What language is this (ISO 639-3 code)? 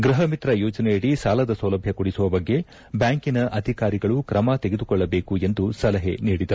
kan